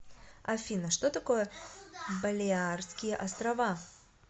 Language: Russian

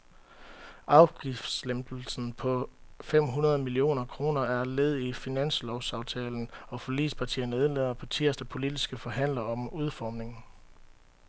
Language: Danish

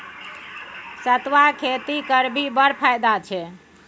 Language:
Maithili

